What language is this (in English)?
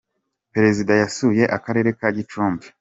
Kinyarwanda